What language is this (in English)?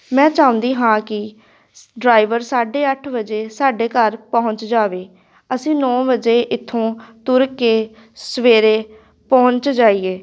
Punjabi